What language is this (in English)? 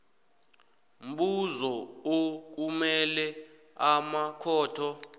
South Ndebele